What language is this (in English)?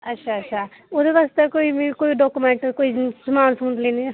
Dogri